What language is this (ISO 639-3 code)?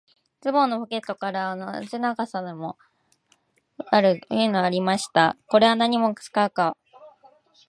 jpn